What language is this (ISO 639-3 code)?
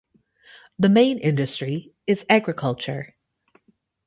eng